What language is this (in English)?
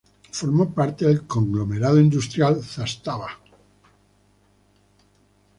Spanish